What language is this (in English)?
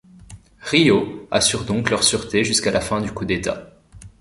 French